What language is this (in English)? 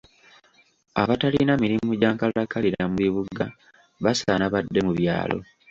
Ganda